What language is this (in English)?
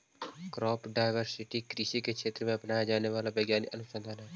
Magahi